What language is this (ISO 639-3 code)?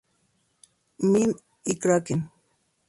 spa